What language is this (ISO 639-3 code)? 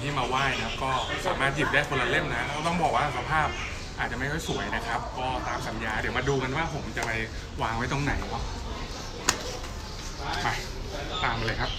tha